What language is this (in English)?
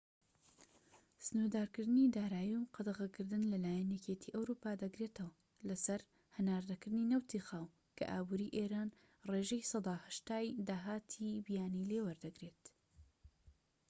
Central Kurdish